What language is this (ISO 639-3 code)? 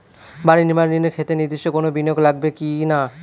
ben